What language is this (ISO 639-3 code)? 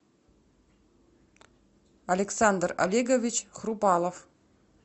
rus